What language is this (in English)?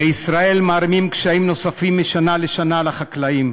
Hebrew